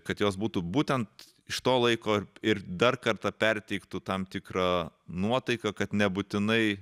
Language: Lithuanian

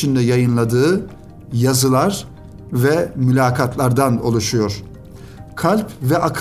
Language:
Turkish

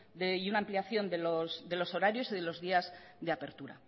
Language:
Spanish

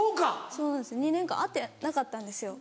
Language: Japanese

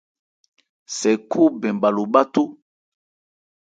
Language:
Ebrié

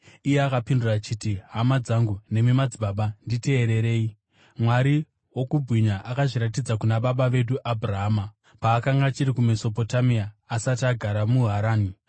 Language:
Shona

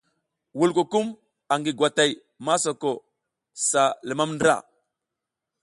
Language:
South Giziga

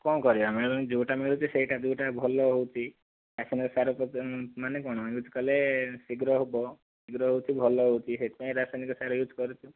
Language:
Odia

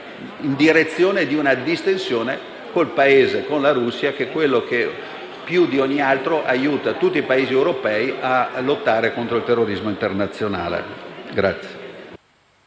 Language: Italian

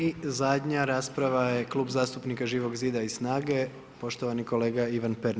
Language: Croatian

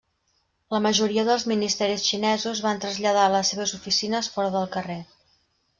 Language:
Catalan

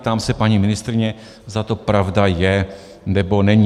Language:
Czech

